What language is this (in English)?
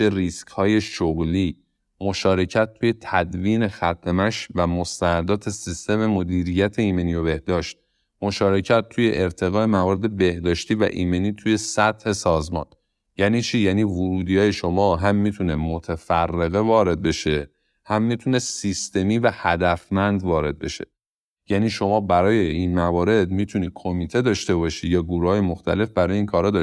Persian